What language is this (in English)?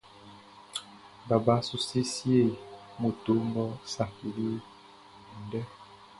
Baoulé